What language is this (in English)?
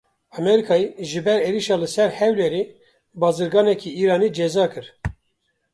Kurdish